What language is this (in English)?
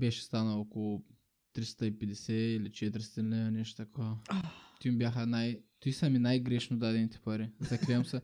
Bulgarian